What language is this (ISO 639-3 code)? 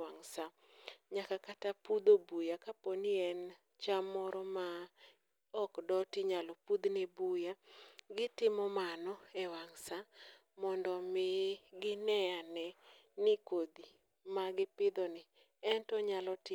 luo